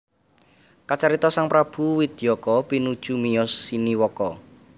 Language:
Javanese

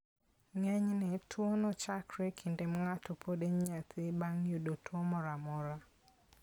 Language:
Luo (Kenya and Tanzania)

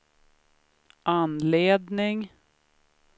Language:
Swedish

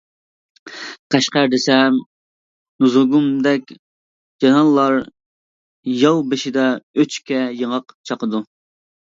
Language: Uyghur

